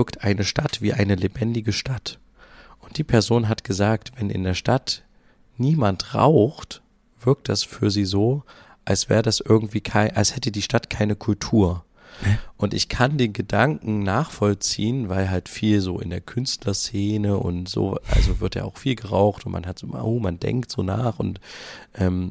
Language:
German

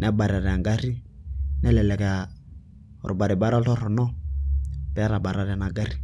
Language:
Masai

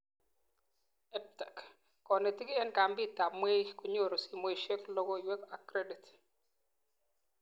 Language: Kalenjin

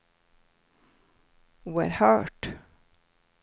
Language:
Swedish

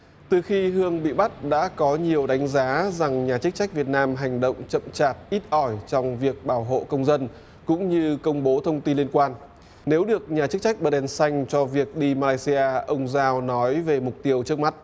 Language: Vietnamese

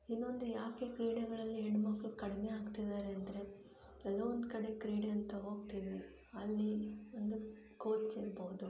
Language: Kannada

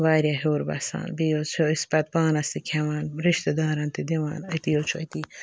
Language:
Kashmiri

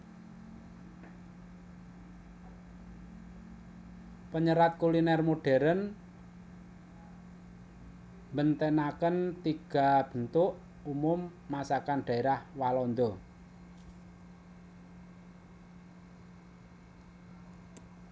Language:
Javanese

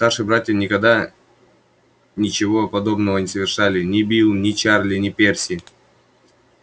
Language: Russian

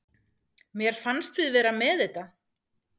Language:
Icelandic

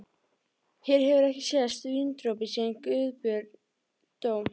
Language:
Icelandic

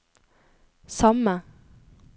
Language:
Norwegian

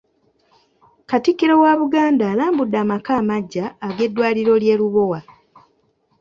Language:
Ganda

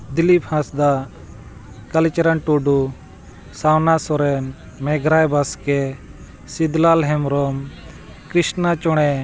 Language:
Santali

